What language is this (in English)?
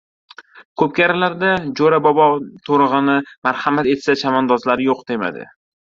Uzbek